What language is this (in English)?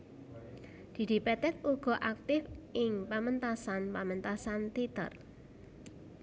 Javanese